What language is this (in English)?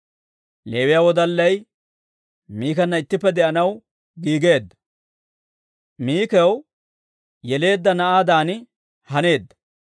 Dawro